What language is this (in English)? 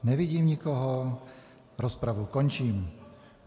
Czech